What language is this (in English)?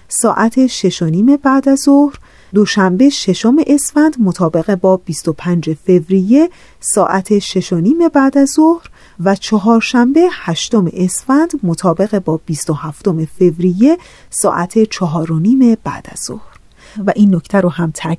Persian